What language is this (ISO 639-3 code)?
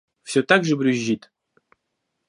rus